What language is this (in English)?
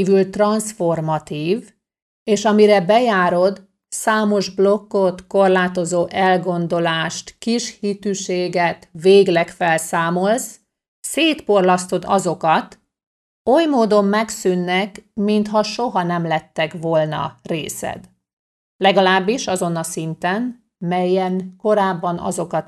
Hungarian